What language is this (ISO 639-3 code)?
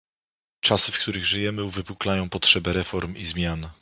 pol